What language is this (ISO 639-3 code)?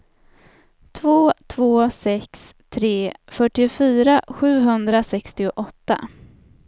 swe